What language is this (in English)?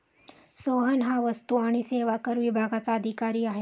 Marathi